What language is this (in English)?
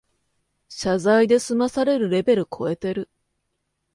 Japanese